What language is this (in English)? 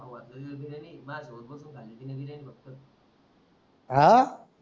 Marathi